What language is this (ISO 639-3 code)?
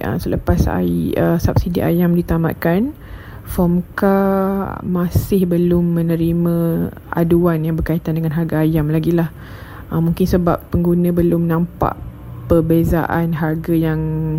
msa